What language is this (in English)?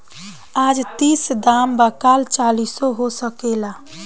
Bhojpuri